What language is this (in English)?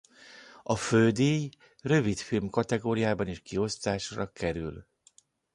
Hungarian